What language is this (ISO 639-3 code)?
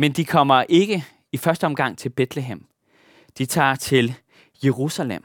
dan